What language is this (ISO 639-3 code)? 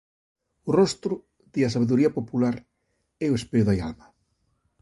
glg